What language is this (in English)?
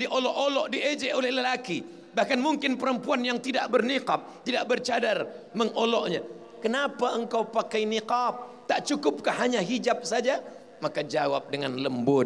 Malay